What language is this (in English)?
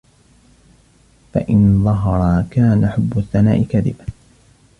Arabic